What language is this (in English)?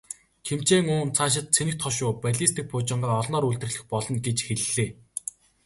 Mongolian